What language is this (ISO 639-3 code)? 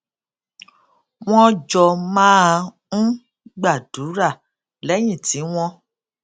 yor